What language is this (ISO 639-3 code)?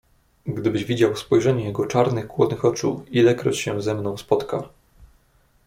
pol